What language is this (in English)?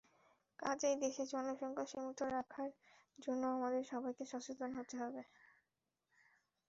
Bangla